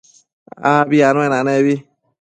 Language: Matsés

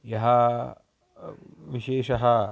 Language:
Sanskrit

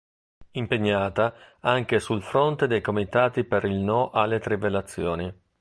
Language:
Italian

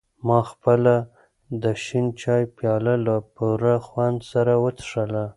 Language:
Pashto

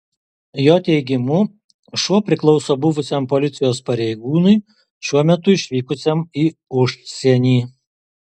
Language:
Lithuanian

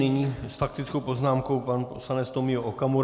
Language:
Czech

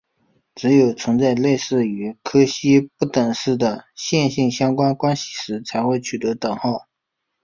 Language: Chinese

